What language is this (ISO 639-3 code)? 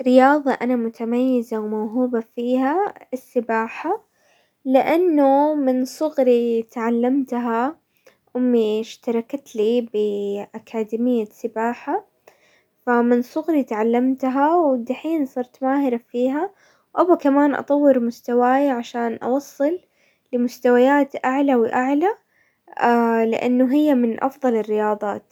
acw